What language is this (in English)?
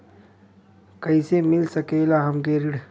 Bhojpuri